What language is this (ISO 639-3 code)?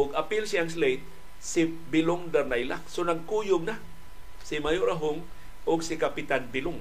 fil